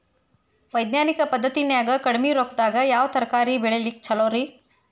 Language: Kannada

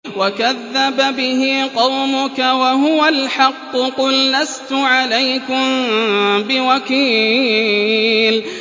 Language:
Arabic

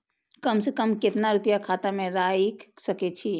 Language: Maithili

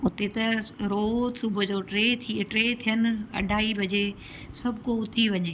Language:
Sindhi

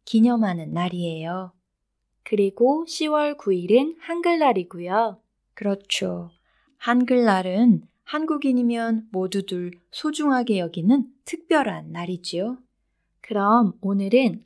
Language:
Korean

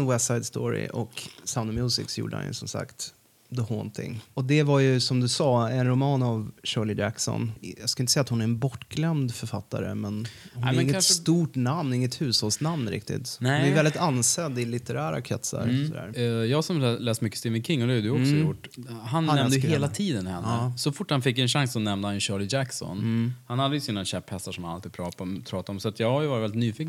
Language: Swedish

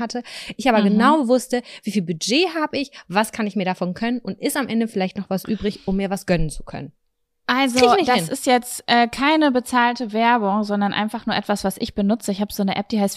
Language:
German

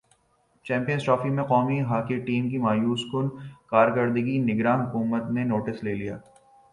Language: Urdu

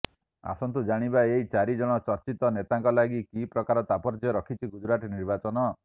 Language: Odia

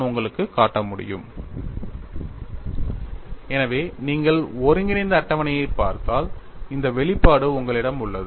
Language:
Tamil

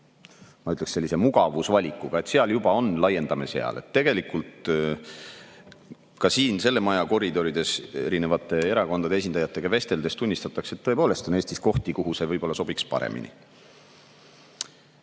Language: Estonian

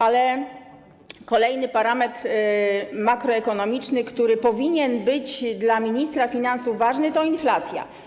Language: Polish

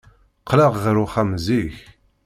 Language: Kabyle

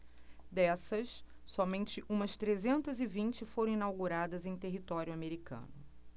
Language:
Portuguese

